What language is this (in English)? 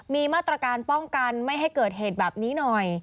Thai